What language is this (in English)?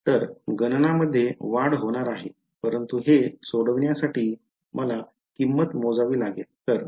Marathi